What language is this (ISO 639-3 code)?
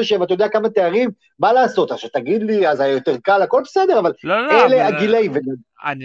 heb